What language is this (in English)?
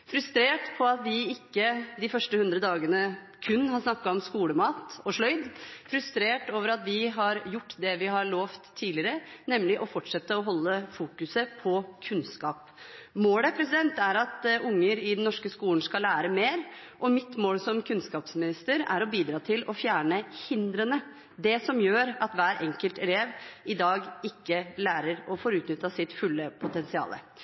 Norwegian Bokmål